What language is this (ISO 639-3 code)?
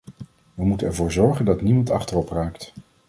nld